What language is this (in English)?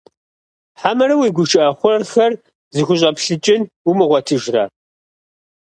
Kabardian